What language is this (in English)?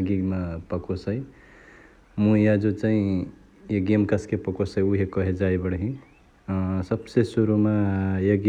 Chitwania Tharu